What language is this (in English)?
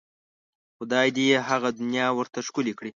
Pashto